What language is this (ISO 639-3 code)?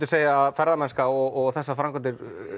isl